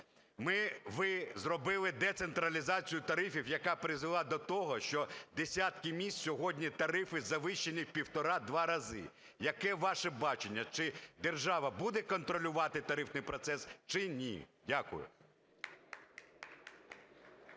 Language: Ukrainian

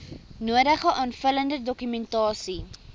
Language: Afrikaans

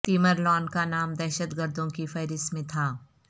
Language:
Urdu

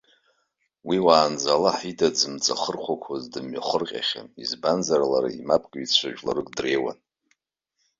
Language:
Abkhazian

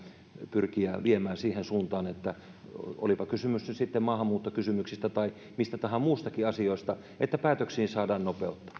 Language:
Finnish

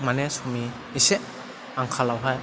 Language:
Bodo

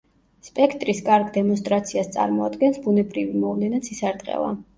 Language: Georgian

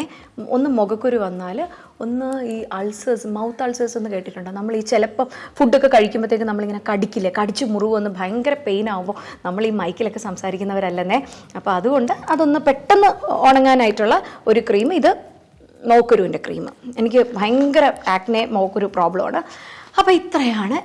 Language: Malayalam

